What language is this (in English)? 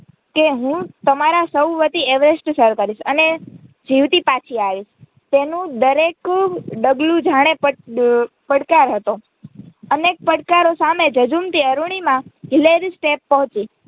Gujarati